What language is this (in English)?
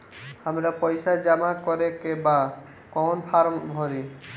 Bhojpuri